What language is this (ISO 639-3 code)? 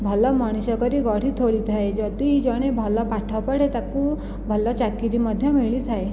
ori